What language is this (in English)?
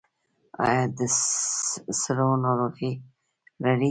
Pashto